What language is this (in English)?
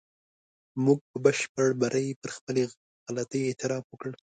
Pashto